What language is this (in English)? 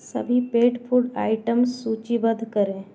Hindi